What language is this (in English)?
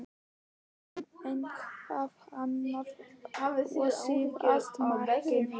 Icelandic